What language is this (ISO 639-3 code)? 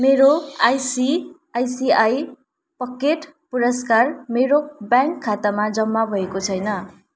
nep